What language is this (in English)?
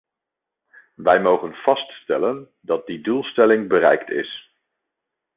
Dutch